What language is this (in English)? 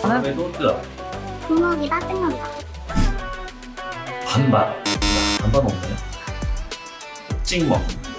Korean